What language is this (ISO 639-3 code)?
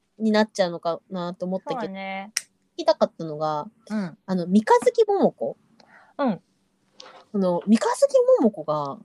jpn